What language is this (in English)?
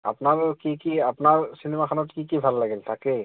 Assamese